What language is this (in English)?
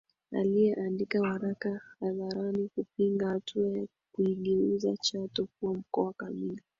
Swahili